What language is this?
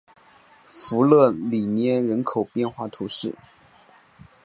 Chinese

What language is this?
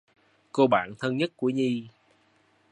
Vietnamese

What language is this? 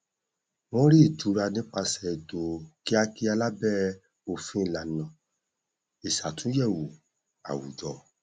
Yoruba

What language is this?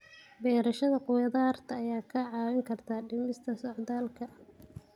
Somali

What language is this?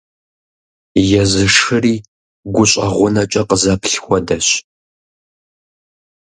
Kabardian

